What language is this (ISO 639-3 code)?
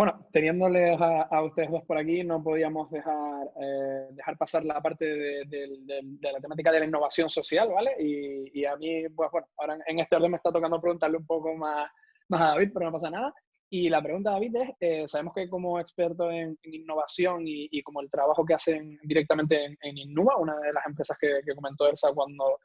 spa